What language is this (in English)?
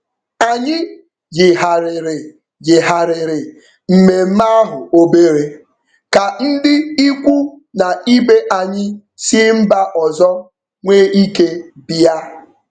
Igbo